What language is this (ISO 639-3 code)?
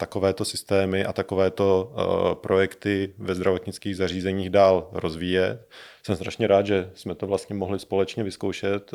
ces